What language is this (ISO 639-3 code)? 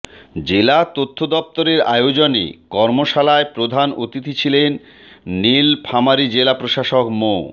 ben